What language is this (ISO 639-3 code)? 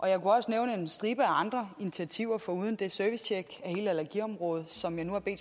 dan